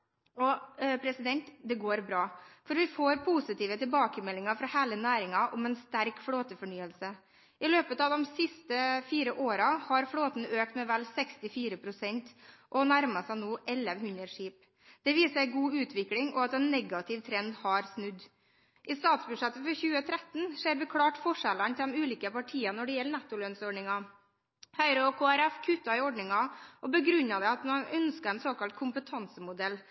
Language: Norwegian Bokmål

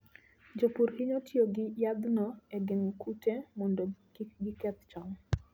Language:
Luo (Kenya and Tanzania)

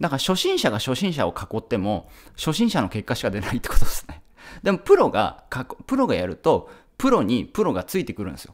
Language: Japanese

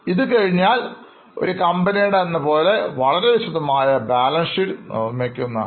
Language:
Malayalam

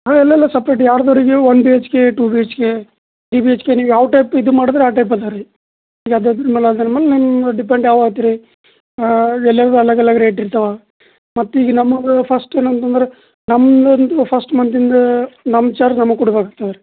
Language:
Kannada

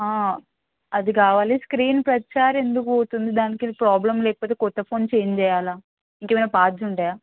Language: Telugu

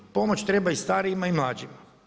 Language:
Croatian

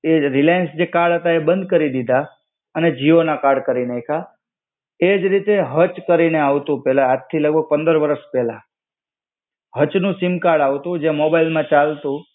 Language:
Gujarati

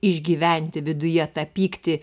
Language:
Lithuanian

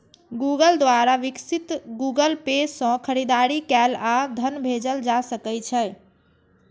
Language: Maithili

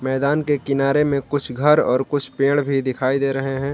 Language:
Hindi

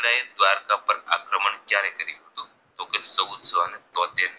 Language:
Gujarati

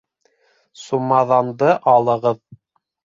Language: Bashkir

